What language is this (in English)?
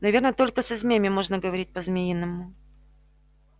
Russian